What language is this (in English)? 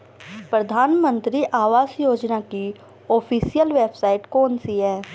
Hindi